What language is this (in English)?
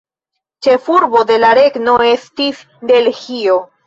Esperanto